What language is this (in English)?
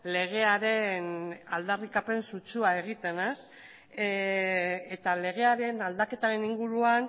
Basque